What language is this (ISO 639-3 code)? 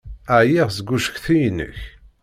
kab